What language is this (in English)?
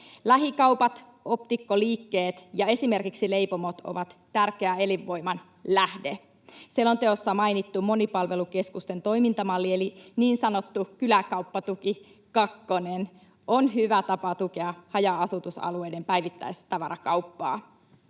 Finnish